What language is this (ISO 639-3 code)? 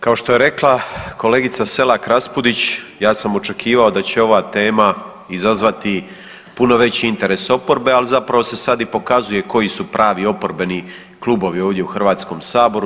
hrv